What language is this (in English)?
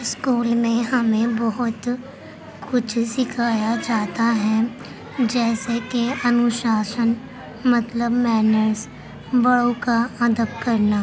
Urdu